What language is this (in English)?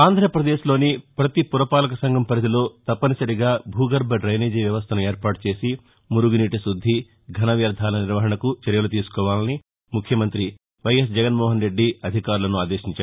Telugu